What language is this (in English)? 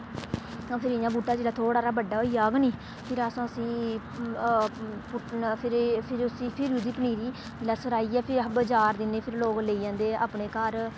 Dogri